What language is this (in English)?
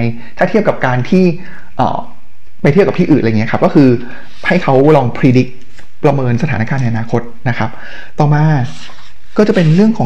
Thai